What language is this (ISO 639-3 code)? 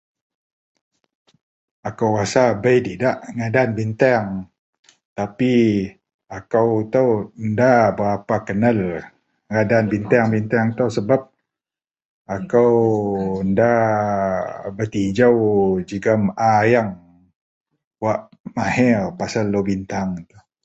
mel